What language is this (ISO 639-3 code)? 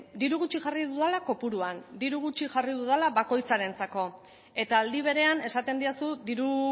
eus